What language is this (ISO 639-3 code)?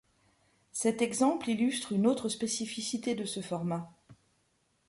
fra